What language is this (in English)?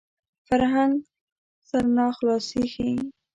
Pashto